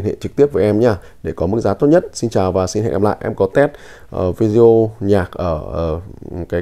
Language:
Vietnamese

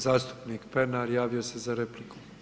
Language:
Croatian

